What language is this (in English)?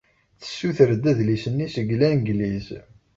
Kabyle